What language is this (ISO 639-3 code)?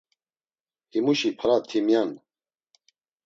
lzz